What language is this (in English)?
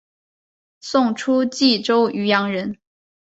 Chinese